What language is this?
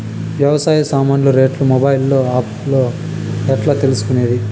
Telugu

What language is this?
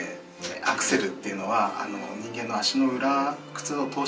Japanese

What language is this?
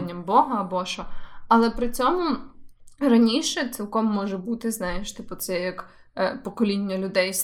Ukrainian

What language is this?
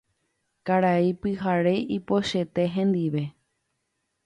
Guarani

